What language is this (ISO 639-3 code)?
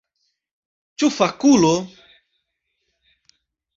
epo